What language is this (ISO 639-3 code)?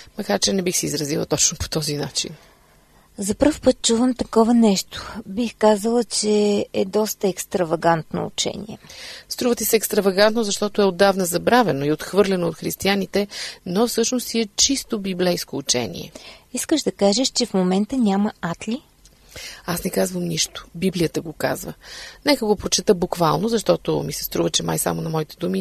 bul